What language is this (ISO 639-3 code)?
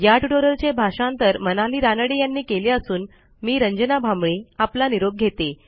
mar